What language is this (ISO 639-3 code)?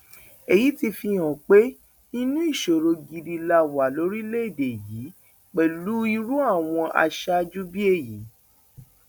yor